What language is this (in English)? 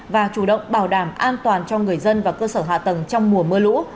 Vietnamese